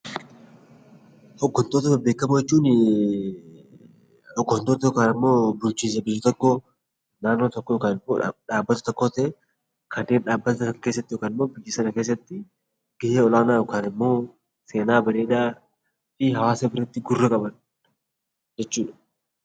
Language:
Oromo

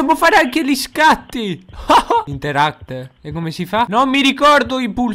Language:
Italian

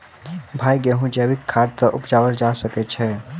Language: Maithili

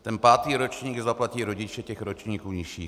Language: Czech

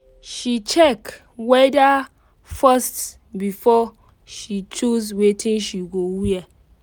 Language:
Nigerian Pidgin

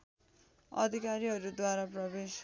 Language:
Nepali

